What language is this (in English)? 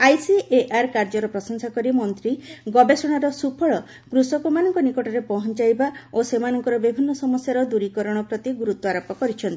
Odia